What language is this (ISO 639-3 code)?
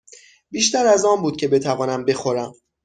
fas